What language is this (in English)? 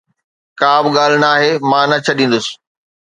Sindhi